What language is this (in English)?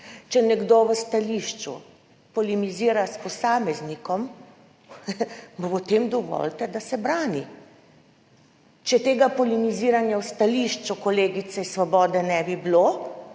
Slovenian